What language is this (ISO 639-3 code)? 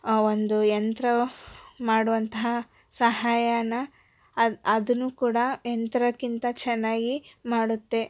kan